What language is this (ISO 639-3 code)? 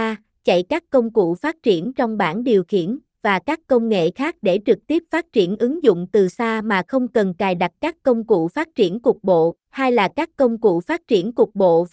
vie